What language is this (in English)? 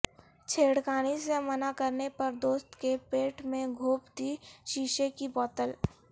Urdu